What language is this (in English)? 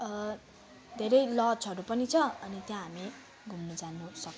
Nepali